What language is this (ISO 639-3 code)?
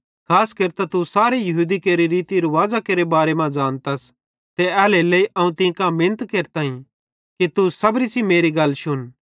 bhd